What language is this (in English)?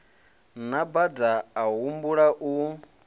Venda